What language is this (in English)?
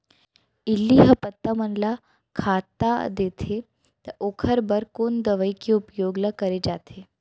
Chhattisgarhi